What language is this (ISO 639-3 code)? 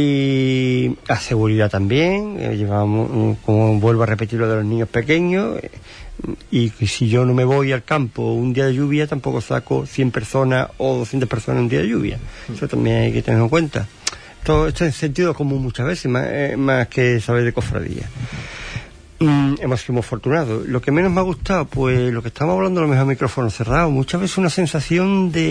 spa